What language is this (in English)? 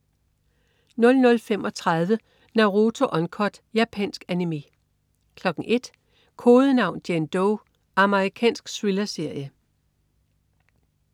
Danish